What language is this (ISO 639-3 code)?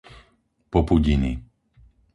slk